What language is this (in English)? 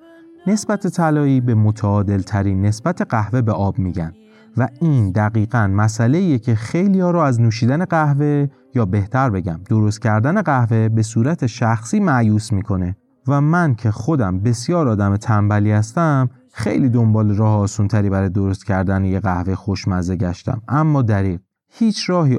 Persian